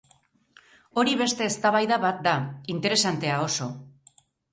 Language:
Basque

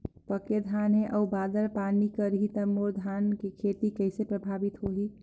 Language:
Chhattisgarhi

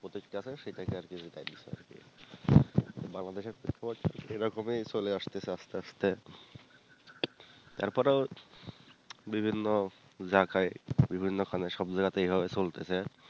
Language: Bangla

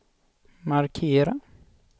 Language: Swedish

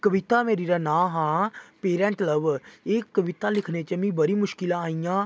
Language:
Dogri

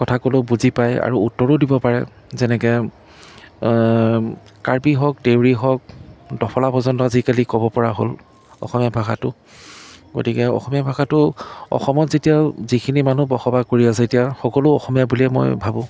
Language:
Assamese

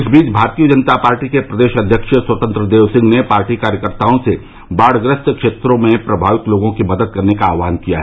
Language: Hindi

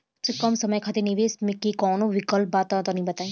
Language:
Bhojpuri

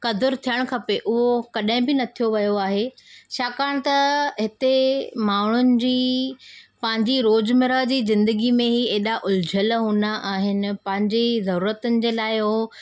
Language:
Sindhi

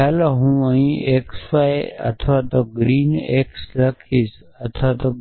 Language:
Gujarati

